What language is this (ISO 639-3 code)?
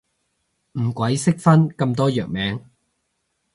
yue